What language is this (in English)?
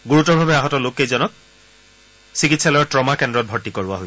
Assamese